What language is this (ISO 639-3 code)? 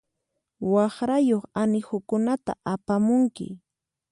qxp